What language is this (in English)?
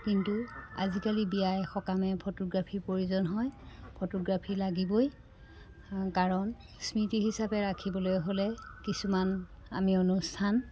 Assamese